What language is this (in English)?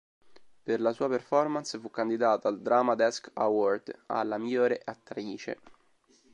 Italian